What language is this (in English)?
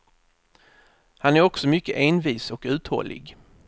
Swedish